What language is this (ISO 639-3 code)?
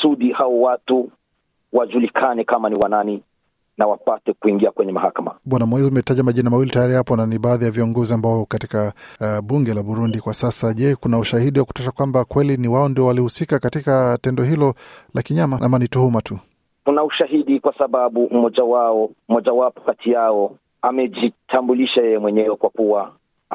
swa